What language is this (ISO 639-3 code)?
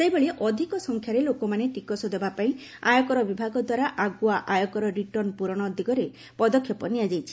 ori